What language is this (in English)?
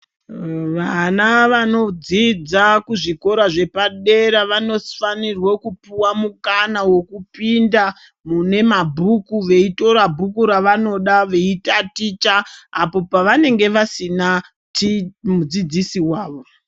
Ndau